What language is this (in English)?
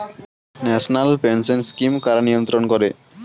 Bangla